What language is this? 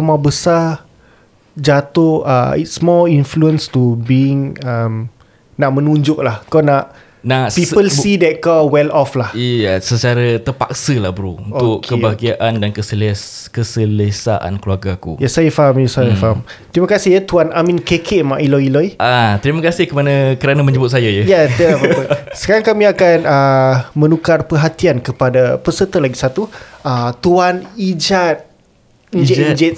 Malay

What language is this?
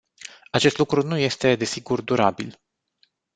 Romanian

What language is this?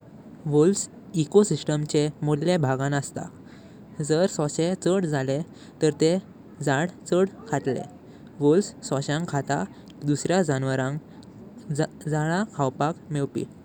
Konkani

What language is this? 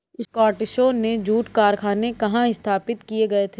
Hindi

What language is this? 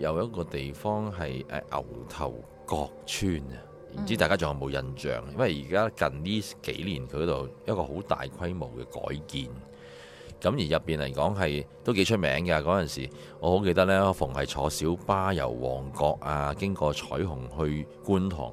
Chinese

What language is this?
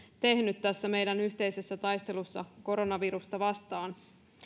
Finnish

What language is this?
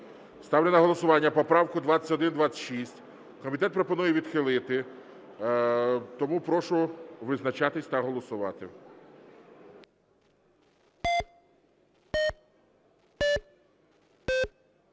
Ukrainian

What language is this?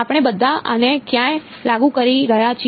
Gujarati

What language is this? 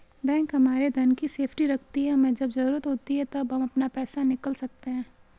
Hindi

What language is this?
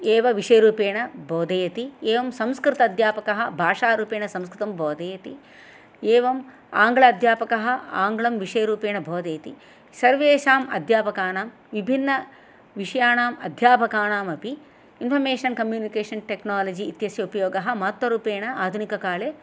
Sanskrit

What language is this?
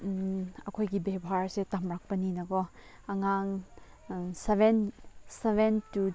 Manipuri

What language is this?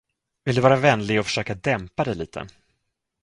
Swedish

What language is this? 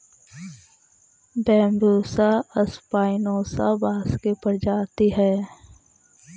Magahi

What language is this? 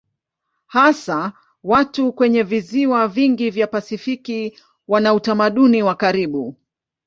Swahili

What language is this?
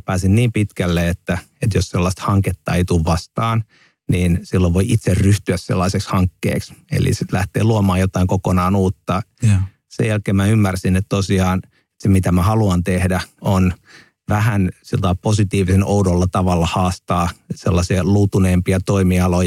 Finnish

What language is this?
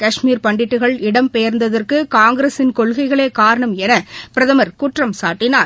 Tamil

